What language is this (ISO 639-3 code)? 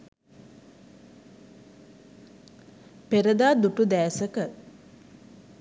sin